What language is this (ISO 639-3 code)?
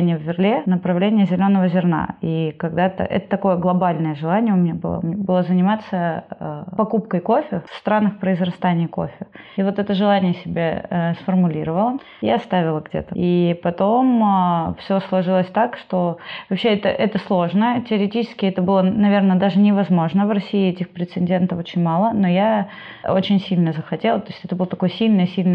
rus